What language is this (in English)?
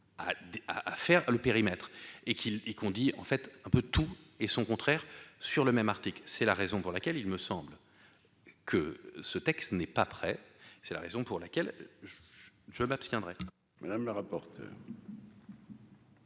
French